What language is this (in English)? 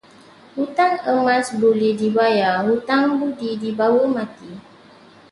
Malay